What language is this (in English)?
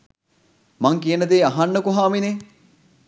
Sinhala